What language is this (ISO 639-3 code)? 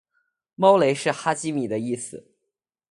zho